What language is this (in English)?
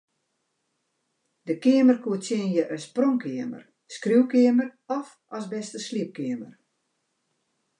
Western Frisian